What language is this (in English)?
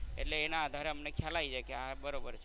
Gujarati